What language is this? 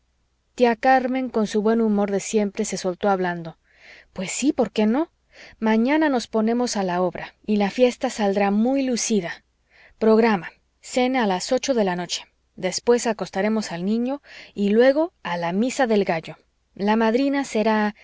Spanish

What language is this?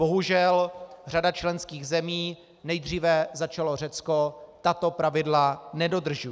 Czech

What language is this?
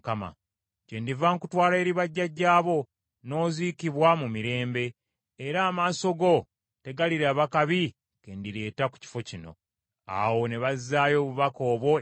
Ganda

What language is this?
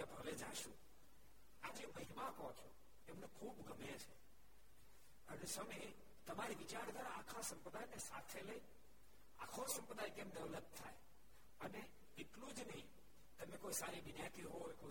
Gujarati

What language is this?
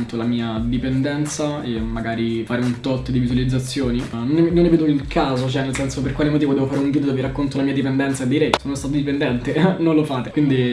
Italian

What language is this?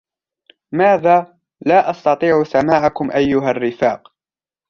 Arabic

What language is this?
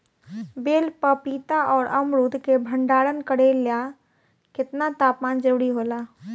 Bhojpuri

